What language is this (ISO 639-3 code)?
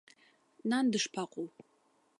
abk